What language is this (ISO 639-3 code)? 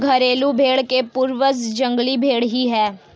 hin